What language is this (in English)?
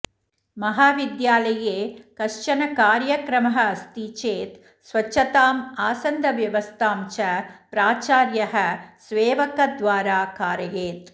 Sanskrit